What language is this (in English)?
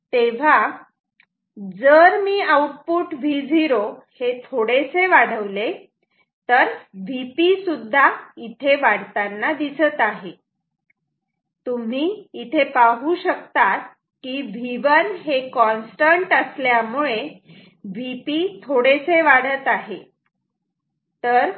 Marathi